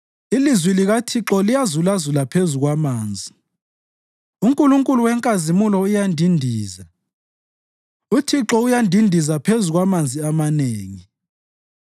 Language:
North Ndebele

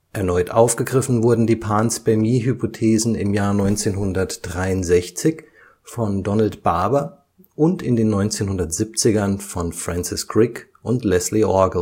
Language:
German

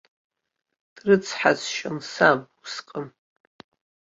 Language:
Abkhazian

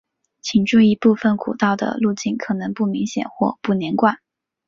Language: Chinese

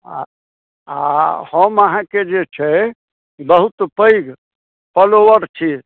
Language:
Maithili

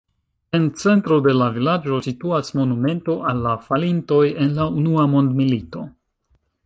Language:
Esperanto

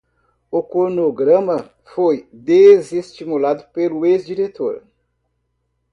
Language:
Portuguese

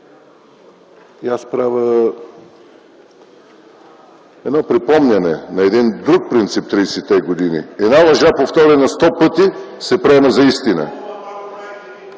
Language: Bulgarian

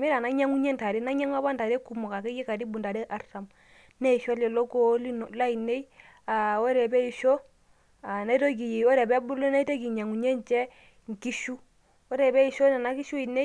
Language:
Masai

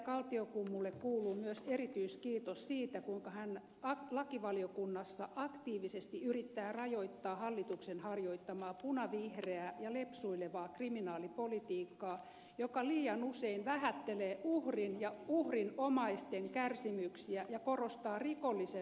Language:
Finnish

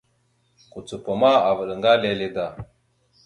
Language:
Mada (Cameroon)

